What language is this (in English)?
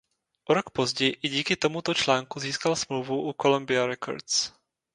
Czech